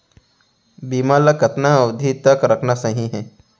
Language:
Chhattisgarhi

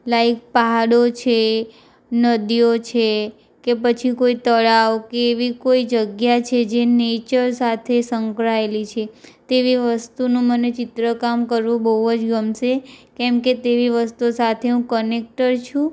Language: Gujarati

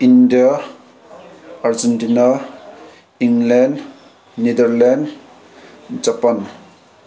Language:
Manipuri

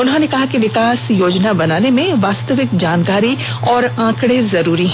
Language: Hindi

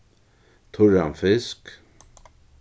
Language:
Faroese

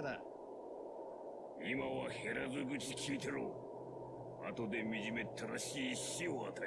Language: German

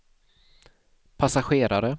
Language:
Swedish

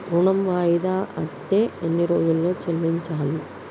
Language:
Telugu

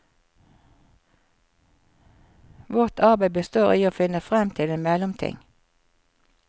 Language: Norwegian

